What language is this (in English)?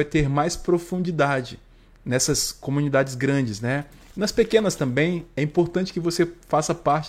Portuguese